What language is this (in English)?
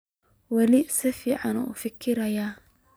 Somali